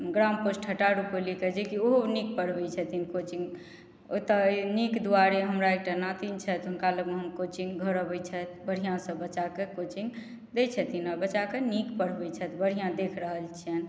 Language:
Maithili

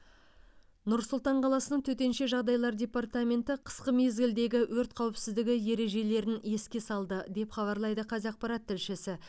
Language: Kazakh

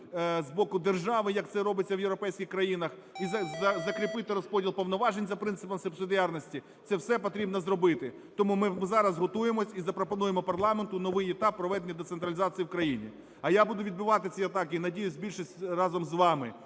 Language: Ukrainian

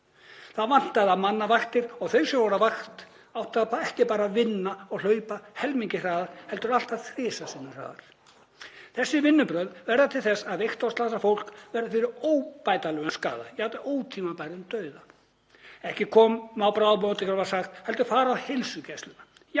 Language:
Icelandic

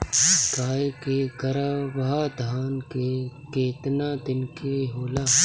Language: Bhojpuri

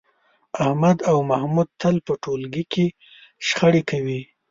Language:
Pashto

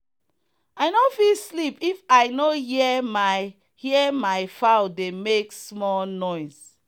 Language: Nigerian Pidgin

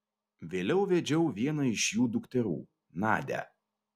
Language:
Lithuanian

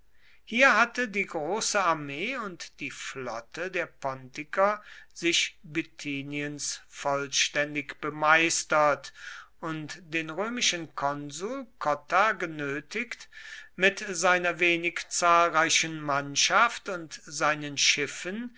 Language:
German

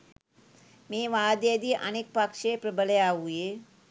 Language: Sinhala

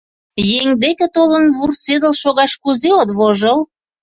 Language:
Mari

